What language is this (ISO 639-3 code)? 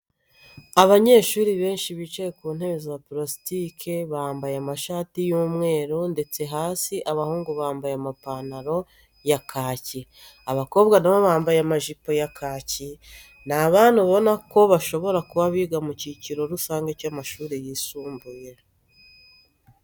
kin